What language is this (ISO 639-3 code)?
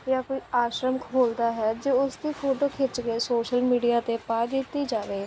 pan